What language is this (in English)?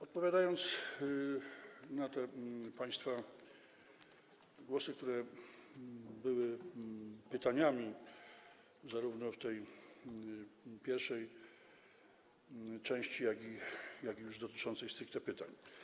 Polish